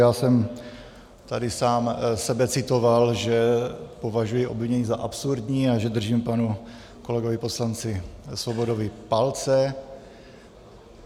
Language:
Czech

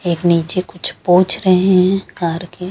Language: Hindi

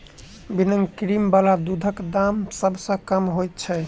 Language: Maithili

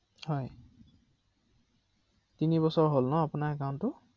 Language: Assamese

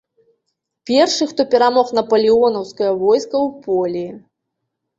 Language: Belarusian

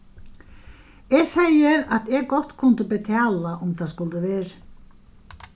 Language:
Faroese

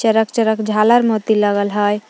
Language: Magahi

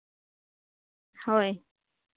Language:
Santali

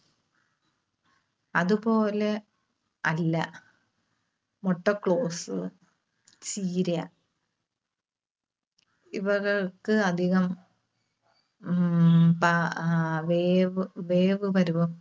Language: Malayalam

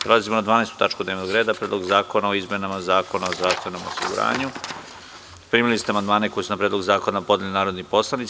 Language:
Serbian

